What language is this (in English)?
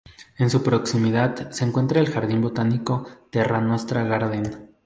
Spanish